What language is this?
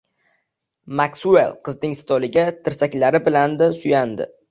Uzbek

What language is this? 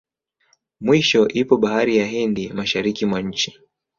Swahili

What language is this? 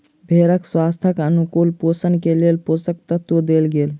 Maithili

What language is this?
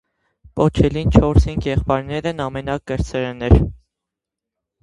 Armenian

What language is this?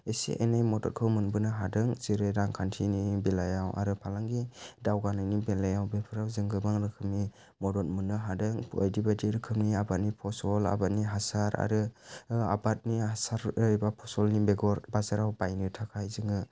Bodo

